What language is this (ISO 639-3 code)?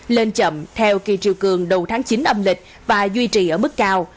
vie